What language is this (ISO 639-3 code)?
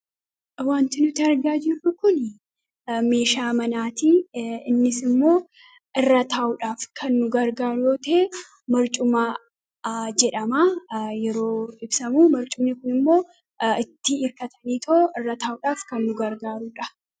orm